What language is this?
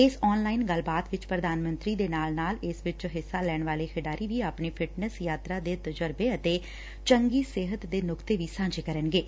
Punjabi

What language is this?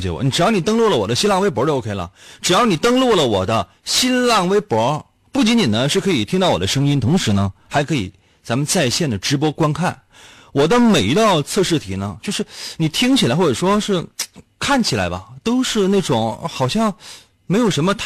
Chinese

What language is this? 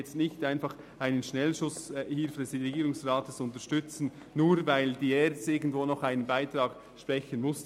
Swiss German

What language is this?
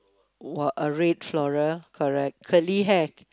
English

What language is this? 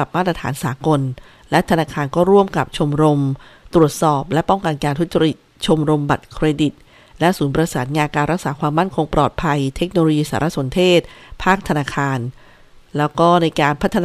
Thai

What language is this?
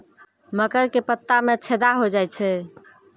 Maithili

